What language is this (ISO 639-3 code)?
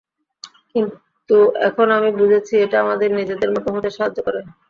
ben